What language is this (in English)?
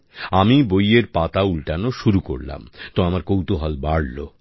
Bangla